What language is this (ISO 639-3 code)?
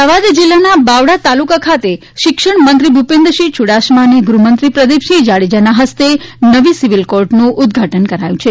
guj